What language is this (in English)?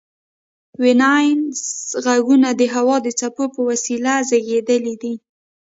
Pashto